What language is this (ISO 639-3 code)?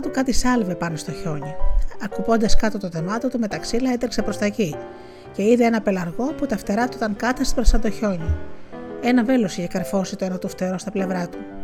ell